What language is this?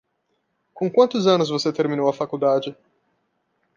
Portuguese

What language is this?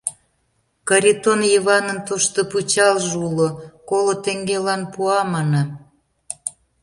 Mari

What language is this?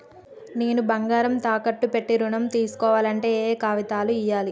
Telugu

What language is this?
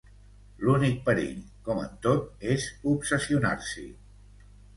Catalan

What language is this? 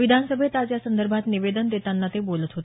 Marathi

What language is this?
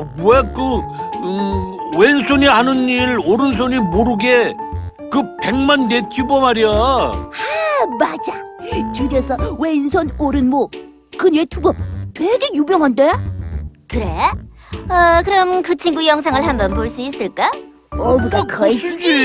Korean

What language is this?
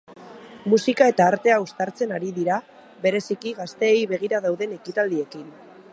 Basque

